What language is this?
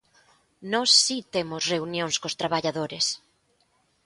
Galician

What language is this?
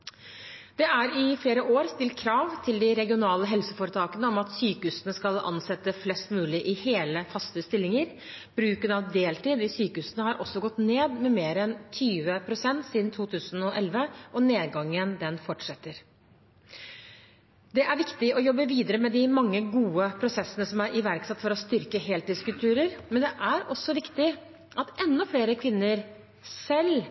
Norwegian Bokmål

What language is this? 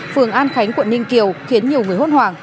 Vietnamese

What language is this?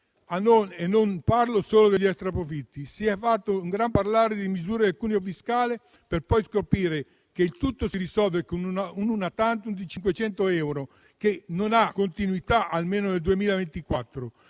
Italian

